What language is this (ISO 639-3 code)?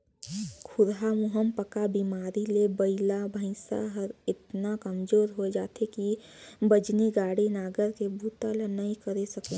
hne